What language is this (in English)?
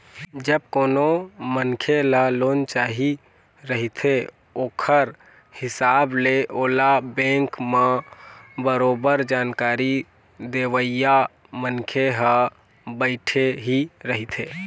Chhattisgarhi